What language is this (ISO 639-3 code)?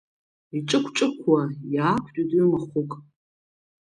abk